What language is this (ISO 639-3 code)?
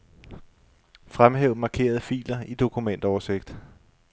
dan